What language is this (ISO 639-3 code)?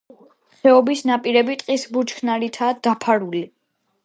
kat